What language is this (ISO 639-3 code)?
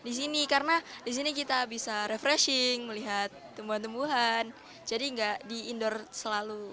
ind